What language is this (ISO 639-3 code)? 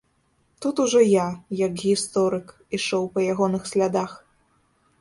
bel